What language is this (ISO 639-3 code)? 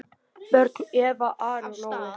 isl